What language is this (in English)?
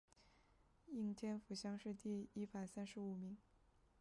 Chinese